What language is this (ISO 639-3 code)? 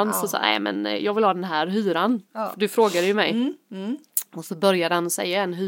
swe